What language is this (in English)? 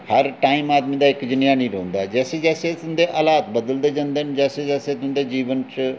Dogri